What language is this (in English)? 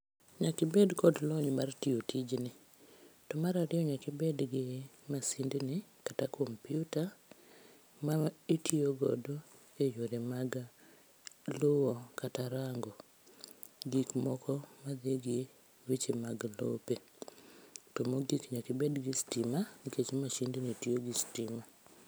Luo (Kenya and Tanzania)